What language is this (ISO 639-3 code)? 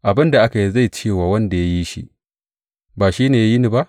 hau